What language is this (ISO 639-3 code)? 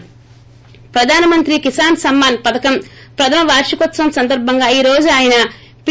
tel